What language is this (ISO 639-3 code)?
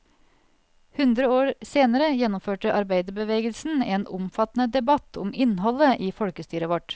nor